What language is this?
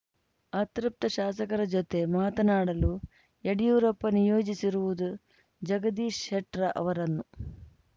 Kannada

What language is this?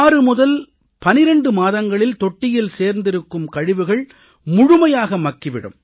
Tamil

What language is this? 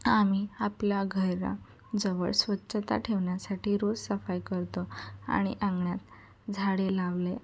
Marathi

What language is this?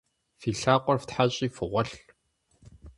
Kabardian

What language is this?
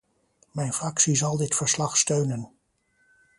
Dutch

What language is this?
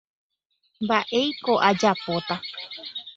Guarani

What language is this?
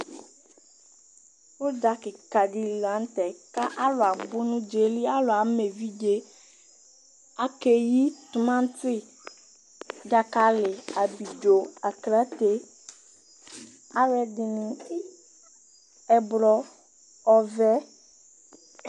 Ikposo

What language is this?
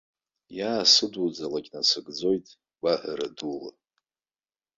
Abkhazian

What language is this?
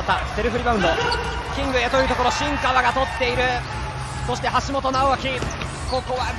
Japanese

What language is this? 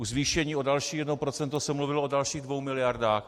Czech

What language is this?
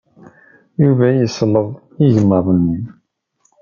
Kabyle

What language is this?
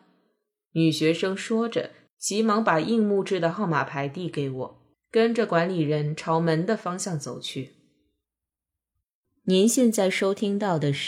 Chinese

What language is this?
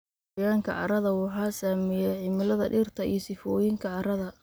Somali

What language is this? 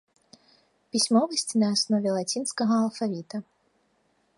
Belarusian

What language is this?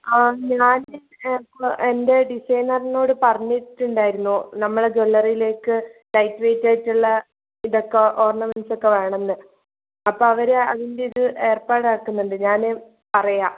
Malayalam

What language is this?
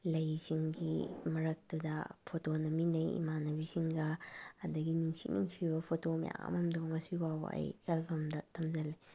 Manipuri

